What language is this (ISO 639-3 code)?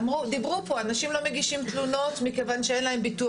heb